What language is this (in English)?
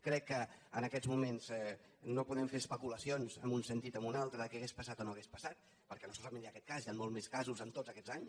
Catalan